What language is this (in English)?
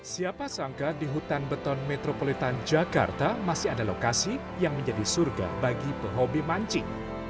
Indonesian